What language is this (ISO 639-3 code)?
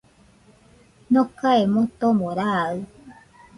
hux